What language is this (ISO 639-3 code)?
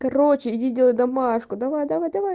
rus